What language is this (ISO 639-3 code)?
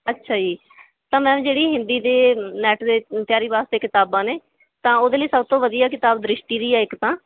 pan